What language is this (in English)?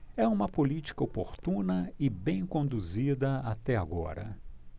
Portuguese